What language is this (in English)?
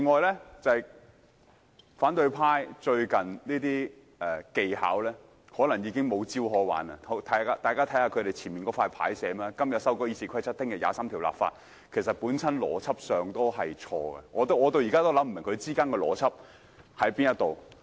Cantonese